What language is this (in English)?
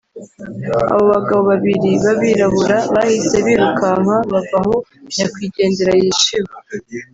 Kinyarwanda